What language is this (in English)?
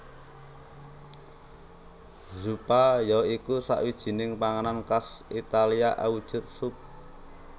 Javanese